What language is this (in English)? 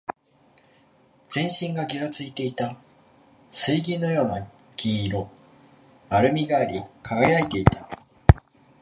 Japanese